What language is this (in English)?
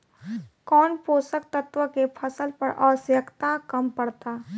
Bhojpuri